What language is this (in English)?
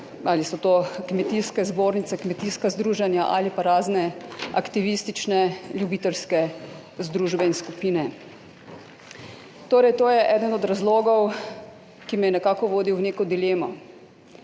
Slovenian